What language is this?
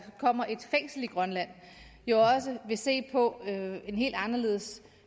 Danish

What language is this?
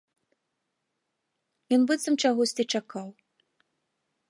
Belarusian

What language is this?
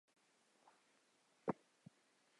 Chinese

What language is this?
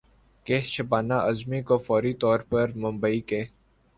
Urdu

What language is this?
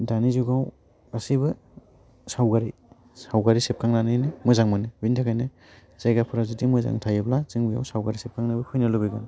Bodo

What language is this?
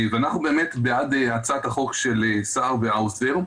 Hebrew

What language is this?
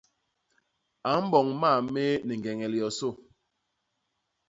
Basaa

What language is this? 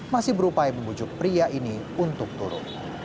Indonesian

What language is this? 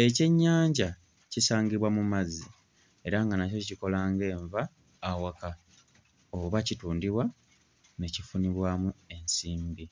Ganda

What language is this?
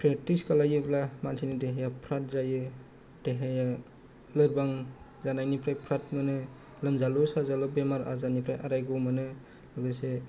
Bodo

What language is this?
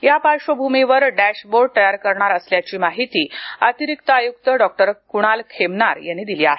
Marathi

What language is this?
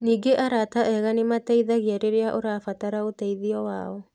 Kikuyu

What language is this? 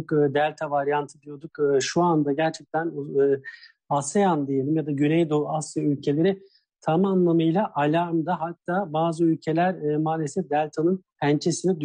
Turkish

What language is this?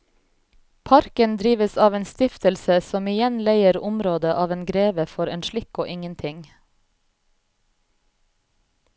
Norwegian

